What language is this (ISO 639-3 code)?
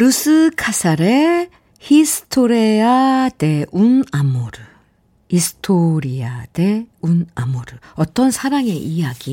kor